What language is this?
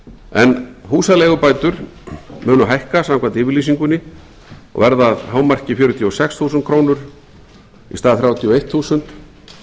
Icelandic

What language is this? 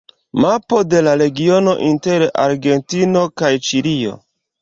Esperanto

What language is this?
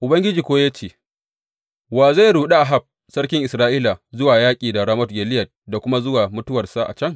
Hausa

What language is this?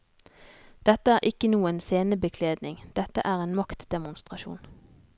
Norwegian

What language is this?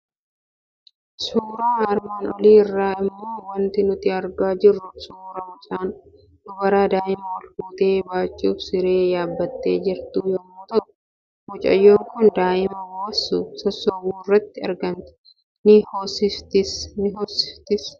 Oromo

